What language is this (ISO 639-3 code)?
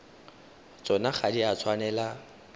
tsn